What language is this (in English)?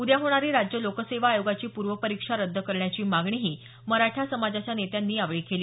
Marathi